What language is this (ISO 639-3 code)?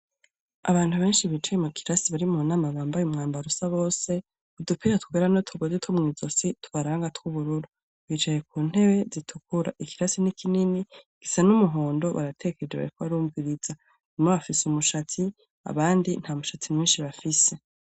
run